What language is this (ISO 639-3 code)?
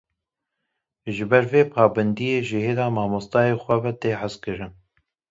kur